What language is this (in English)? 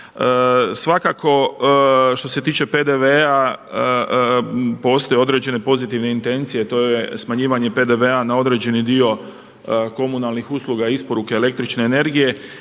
Croatian